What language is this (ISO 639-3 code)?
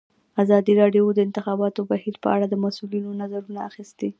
pus